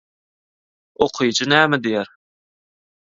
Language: Turkmen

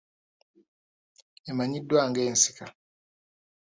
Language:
Ganda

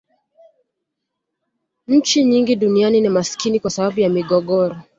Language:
Swahili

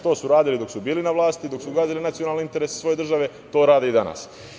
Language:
Serbian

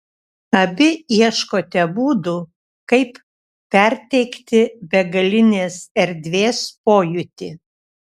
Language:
Lithuanian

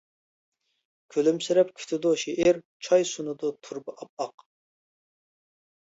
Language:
Uyghur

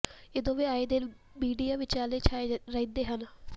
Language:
Punjabi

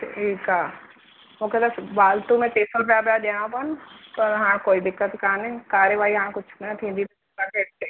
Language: Sindhi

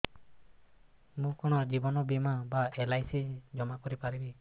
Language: Odia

